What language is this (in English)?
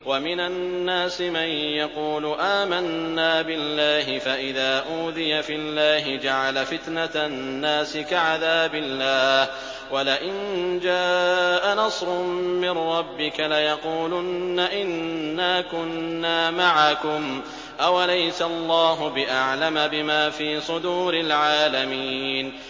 Arabic